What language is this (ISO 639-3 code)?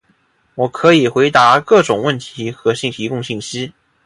zho